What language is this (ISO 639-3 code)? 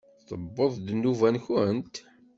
kab